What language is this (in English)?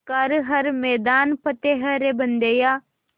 Hindi